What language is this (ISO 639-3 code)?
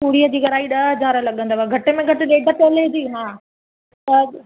snd